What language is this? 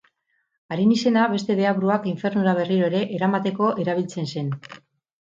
Basque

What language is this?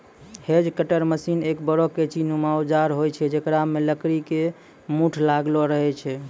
Maithili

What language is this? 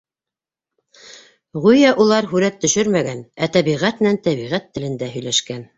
Bashkir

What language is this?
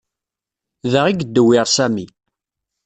Kabyle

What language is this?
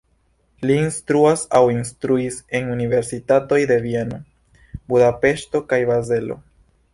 Esperanto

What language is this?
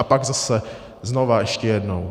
Czech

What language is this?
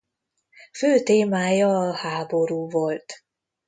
Hungarian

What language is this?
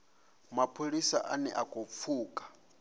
Venda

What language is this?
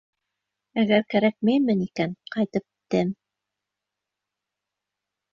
Bashkir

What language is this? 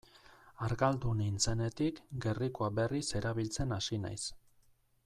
Basque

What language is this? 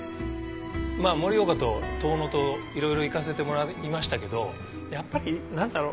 Japanese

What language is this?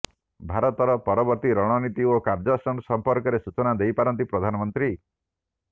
Odia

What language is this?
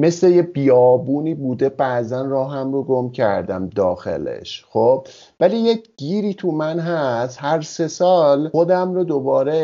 Persian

